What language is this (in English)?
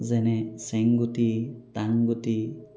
Assamese